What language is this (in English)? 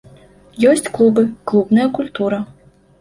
Belarusian